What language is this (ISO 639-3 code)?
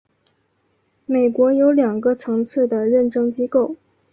zho